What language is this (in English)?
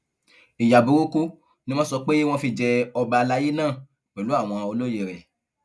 Yoruba